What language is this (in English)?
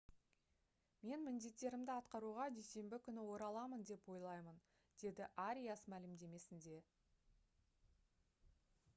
Kazakh